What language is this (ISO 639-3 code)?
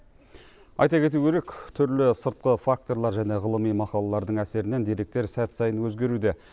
kaz